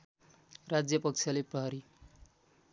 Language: Nepali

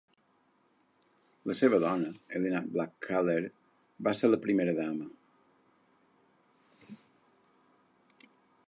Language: Catalan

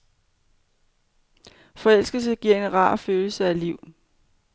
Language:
Danish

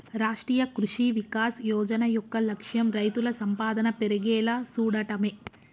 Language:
Telugu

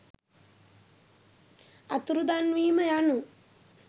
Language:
Sinhala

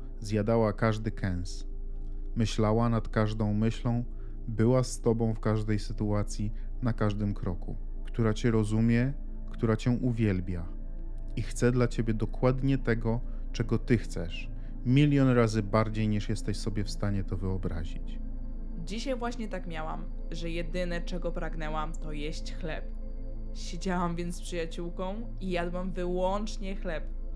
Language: Polish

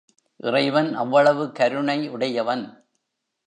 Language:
Tamil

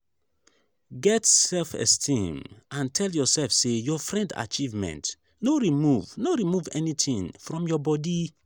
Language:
Nigerian Pidgin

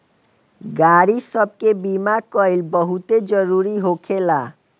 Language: Bhojpuri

